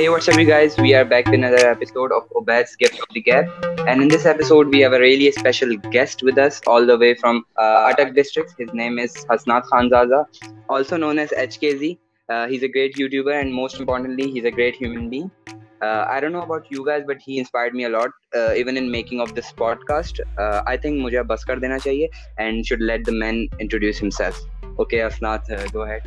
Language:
Urdu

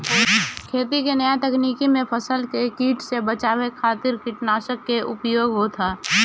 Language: Bhojpuri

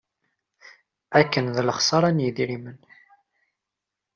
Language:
Kabyle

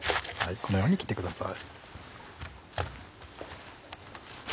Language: Japanese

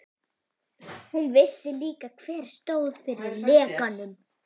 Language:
Icelandic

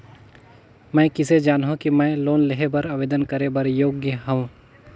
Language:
Chhattisgarhi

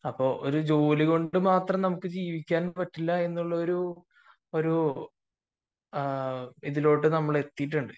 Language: Malayalam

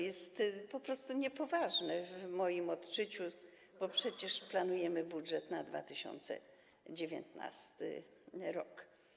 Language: Polish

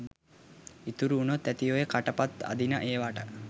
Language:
Sinhala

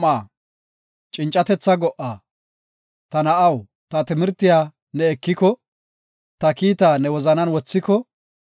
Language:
Gofa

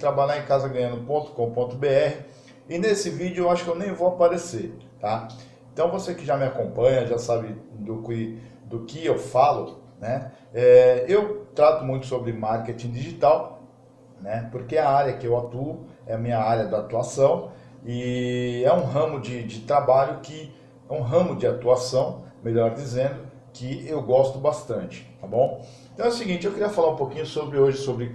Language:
Portuguese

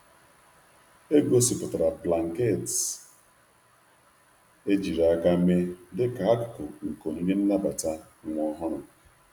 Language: Igbo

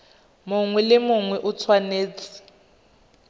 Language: Tswana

